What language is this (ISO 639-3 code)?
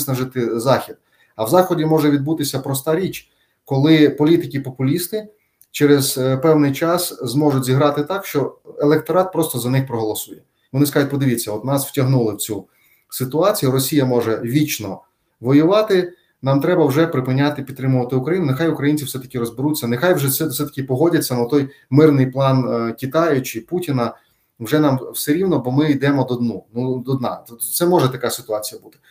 ukr